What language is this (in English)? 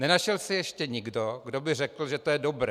Czech